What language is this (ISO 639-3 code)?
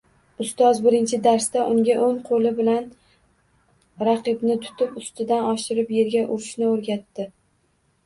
uzb